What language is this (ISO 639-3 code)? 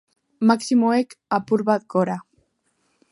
eus